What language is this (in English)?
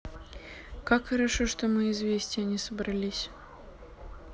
Russian